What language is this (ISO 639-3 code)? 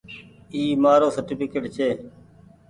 gig